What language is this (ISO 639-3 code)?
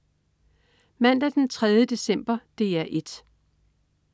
dan